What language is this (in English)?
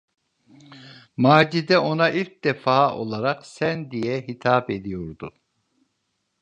Turkish